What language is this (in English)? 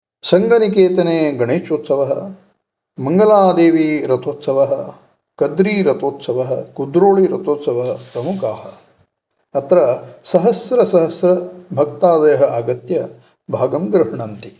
Sanskrit